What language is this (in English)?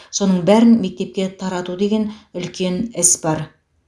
Kazakh